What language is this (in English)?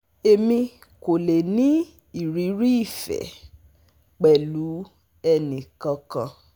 Yoruba